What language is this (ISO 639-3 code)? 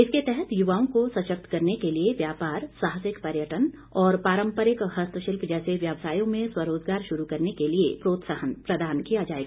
hin